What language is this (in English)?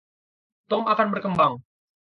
Indonesian